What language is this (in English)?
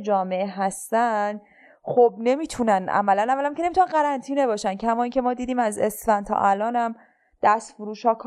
Persian